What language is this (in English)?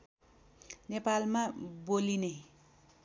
Nepali